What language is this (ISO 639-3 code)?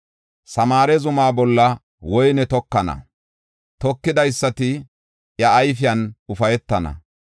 gof